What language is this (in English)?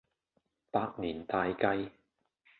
Cantonese